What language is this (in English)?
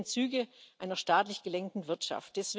German